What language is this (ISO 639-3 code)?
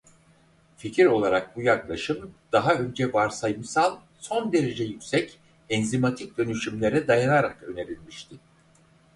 tur